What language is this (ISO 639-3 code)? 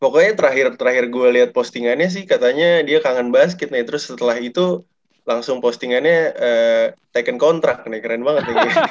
ind